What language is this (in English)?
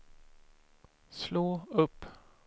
Swedish